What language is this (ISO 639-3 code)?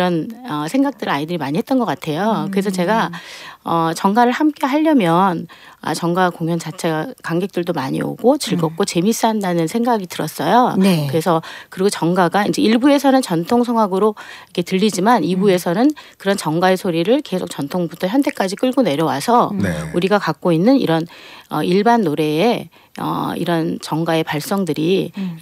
kor